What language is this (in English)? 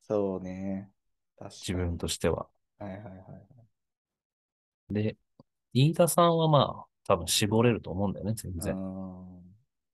Japanese